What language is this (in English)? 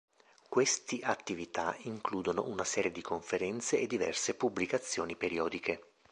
Italian